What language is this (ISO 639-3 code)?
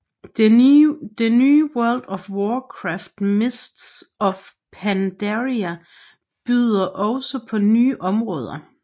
dan